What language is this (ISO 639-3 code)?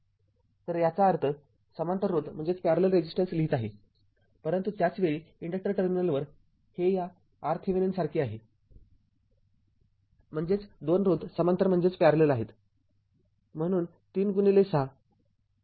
mar